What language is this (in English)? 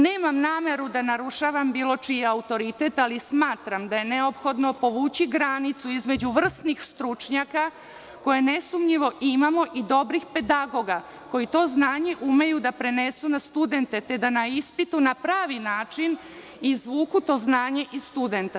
Serbian